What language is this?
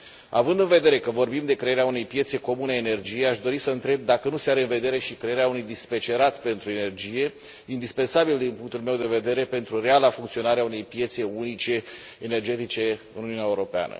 Romanian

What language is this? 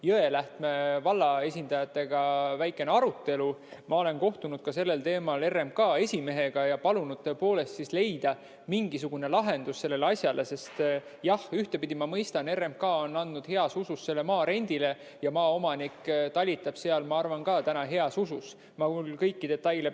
Estonian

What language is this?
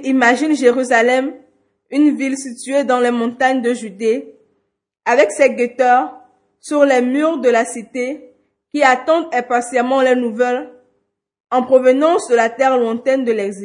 French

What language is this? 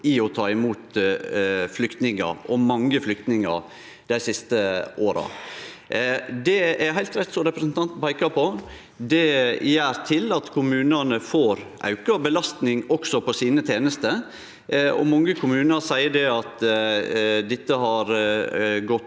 Norwegian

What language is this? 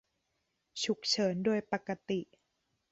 Thai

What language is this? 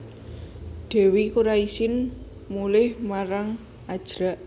Javanese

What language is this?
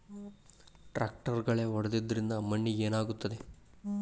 Kannada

